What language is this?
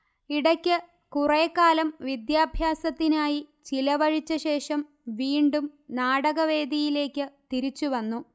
Malayalam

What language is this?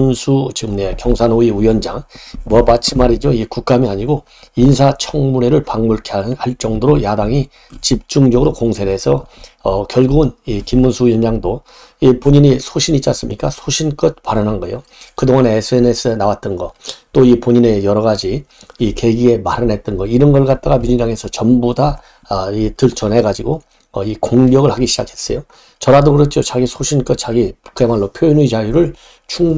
Korean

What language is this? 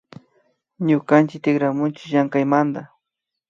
Imbabura Highland Quichua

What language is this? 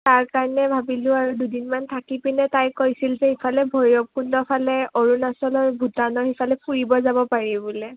Assamese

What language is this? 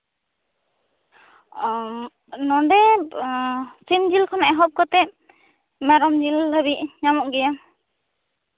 Santali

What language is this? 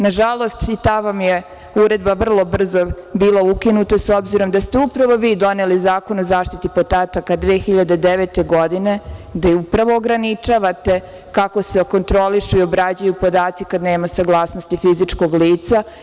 Serbian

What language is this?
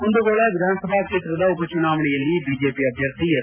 Kannada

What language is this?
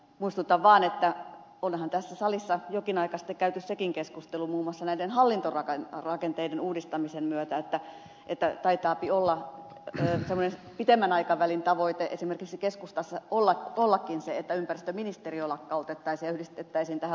Finnish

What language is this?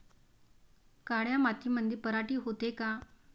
Marathi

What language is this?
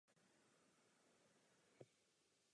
Czech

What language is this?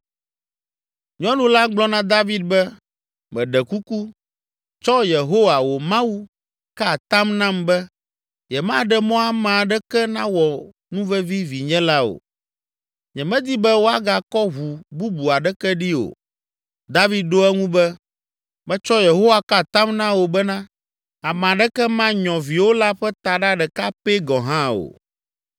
Ewe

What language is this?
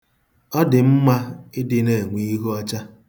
Igbo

